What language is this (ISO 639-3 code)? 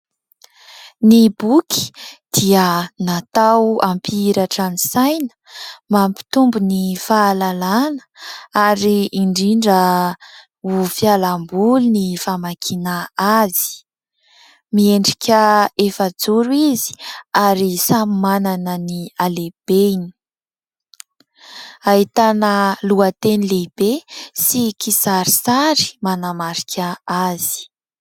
mlg